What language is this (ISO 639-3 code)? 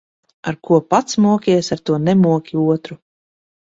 lav